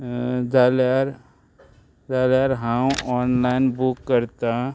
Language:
Konkani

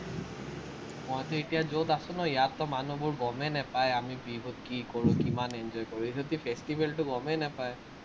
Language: Assamese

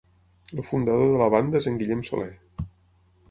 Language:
Catalan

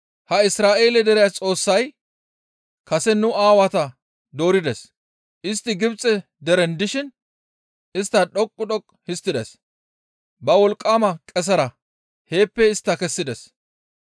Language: Gamo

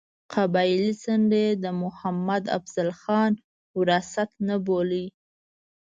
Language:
Pashto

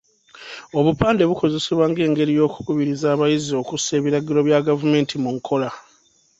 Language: Ganda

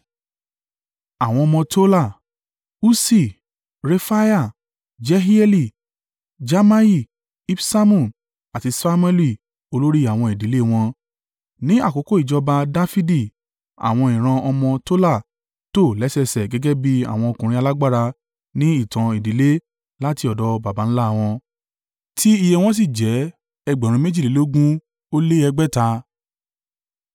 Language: Yoruba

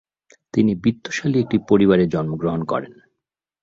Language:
Bangla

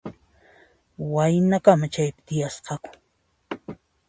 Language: Puno Quechua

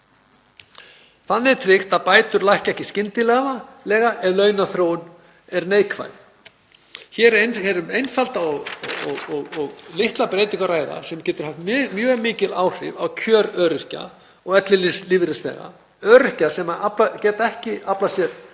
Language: Icelandic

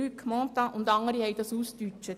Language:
Swiss German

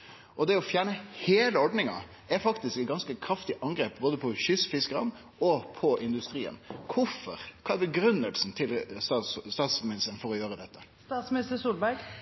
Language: Norwegian Nynorsk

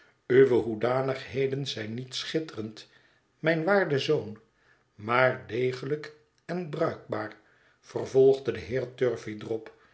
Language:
Dutch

